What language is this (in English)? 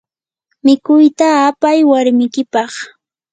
Yanahuanca Pasco Quechua